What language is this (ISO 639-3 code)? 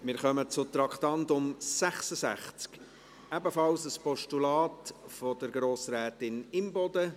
gsw